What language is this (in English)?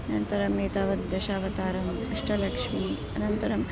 Sanskrit